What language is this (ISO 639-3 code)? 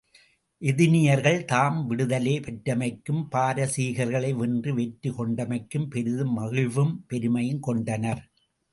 tam